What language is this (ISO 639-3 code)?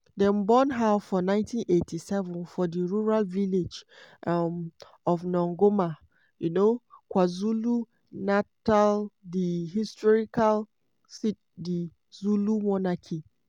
pcm